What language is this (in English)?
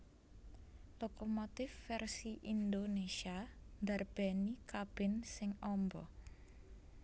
Javanese